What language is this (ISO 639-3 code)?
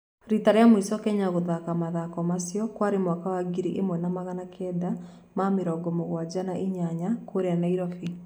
kik